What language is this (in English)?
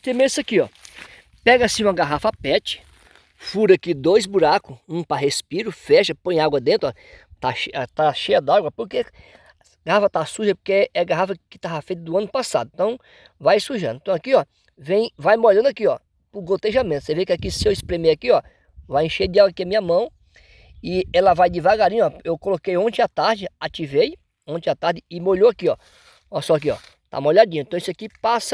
Portuguese